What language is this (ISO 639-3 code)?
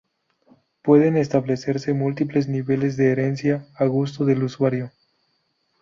spa